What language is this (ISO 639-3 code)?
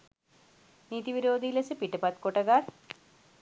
sin